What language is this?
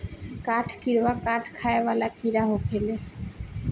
Bhojpuri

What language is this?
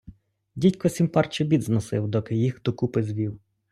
Ukrainian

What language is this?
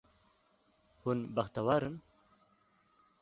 Kurdish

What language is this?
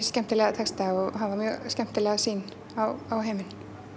Icelandic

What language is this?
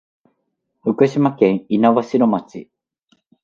Japanese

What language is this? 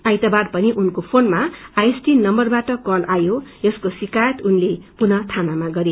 Nepali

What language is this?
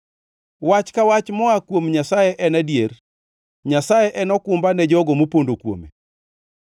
Luo (Kenya and Tanzania)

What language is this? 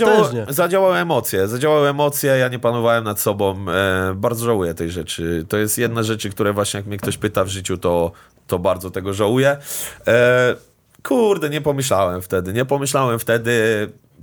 Polish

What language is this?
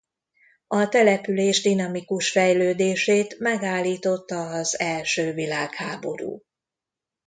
Hungarian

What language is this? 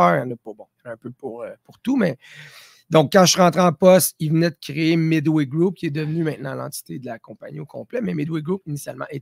French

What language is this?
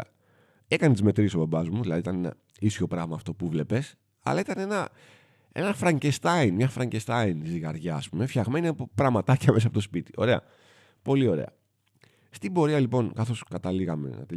Greek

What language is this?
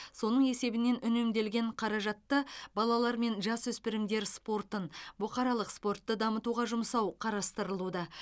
Kazakh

